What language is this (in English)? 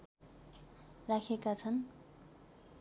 Nepali